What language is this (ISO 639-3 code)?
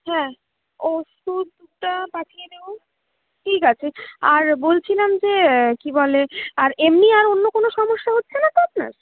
ben